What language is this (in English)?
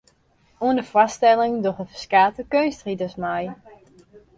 Western Frisian